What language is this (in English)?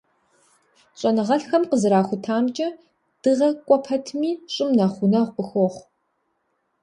Kabardian